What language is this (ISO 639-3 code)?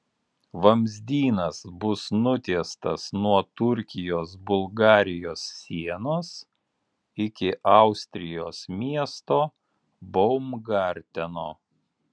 lit